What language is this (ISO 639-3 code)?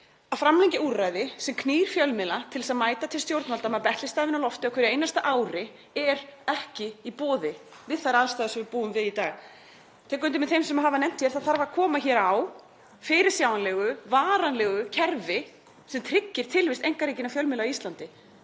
isl